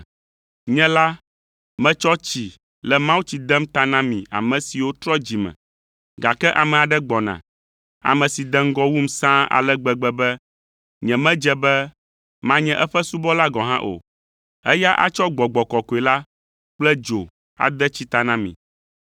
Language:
Ewe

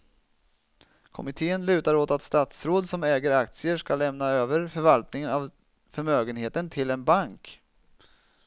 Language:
Swedish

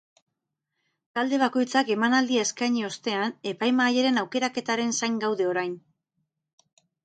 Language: Basque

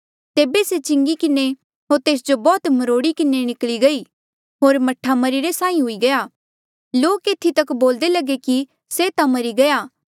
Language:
Mandeali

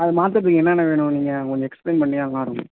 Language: Tamil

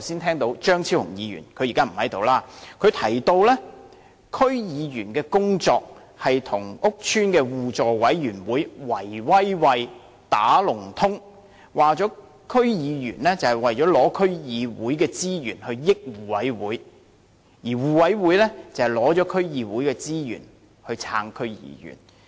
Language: Cantonese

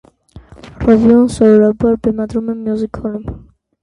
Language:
Armenian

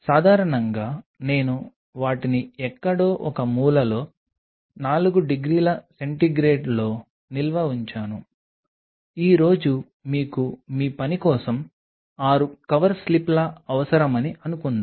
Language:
Telugu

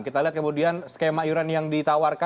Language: Indonesian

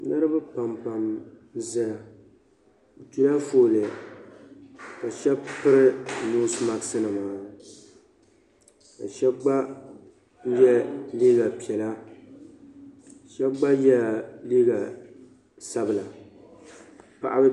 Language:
Dagbani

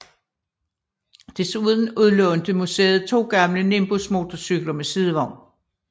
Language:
Danish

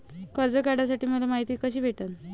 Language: Marathi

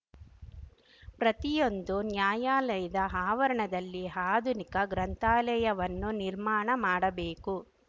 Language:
Kannada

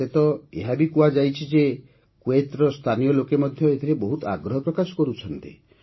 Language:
Odia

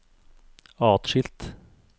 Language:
Norwegian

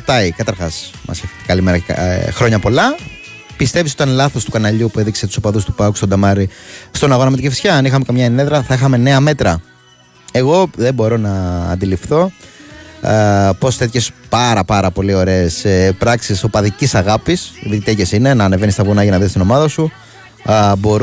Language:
Greek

